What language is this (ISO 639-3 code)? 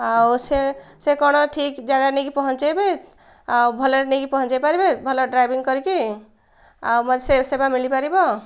ori